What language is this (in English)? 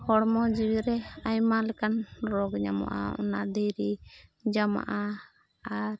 Santali